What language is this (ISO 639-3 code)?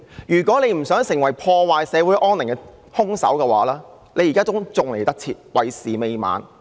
yue